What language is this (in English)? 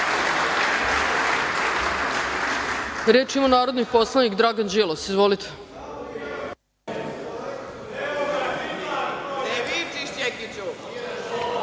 Serbian